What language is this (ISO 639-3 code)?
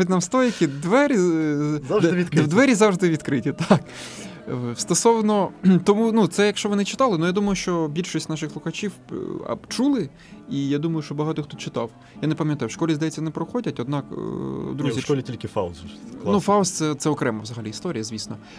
ukr